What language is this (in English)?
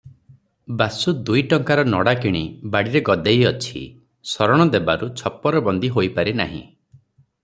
Odia